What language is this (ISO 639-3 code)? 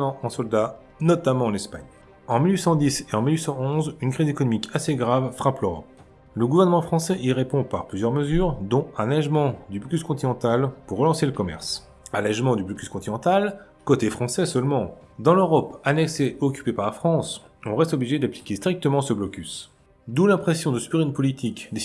fra